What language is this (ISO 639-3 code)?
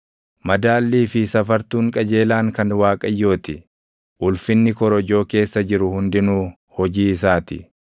orm